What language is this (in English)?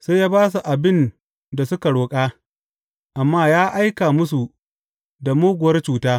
Hausa